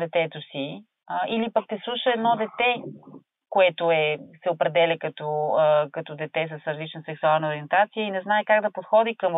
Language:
Bulgarian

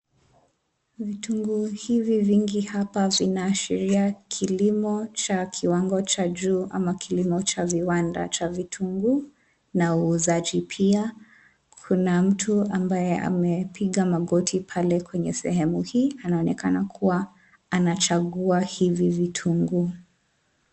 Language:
Swahili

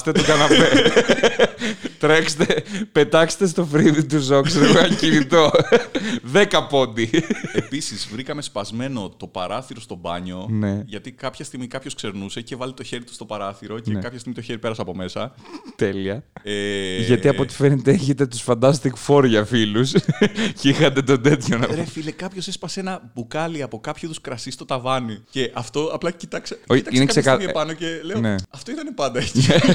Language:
Greek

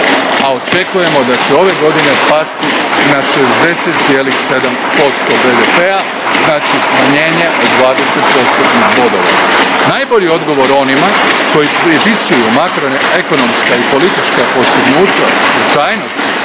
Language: Croatian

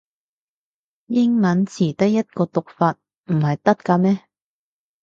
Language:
Cantonese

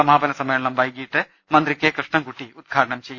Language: Malayalam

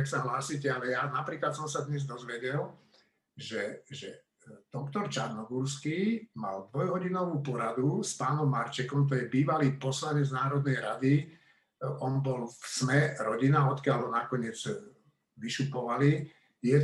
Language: Slovak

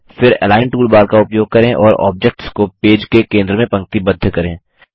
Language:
Hindi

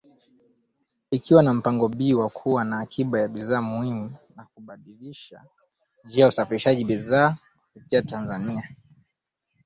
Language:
Swahili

